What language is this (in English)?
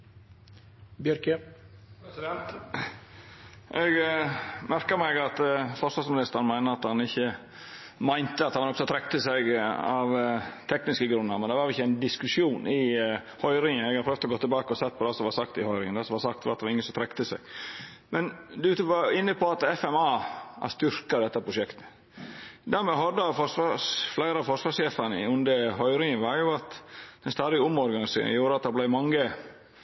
Norwegian Nynorsk